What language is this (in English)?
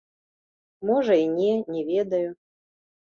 Belarusian